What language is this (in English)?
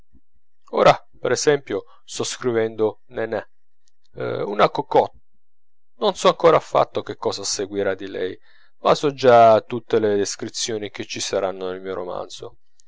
Italian